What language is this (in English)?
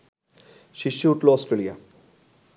Bangla